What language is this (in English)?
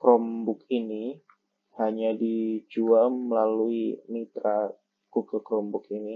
Indonesian